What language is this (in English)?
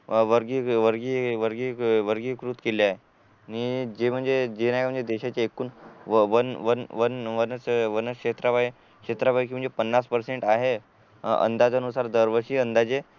Marathi